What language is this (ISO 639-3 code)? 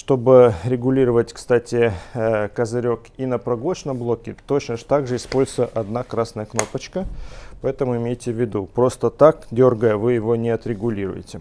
rus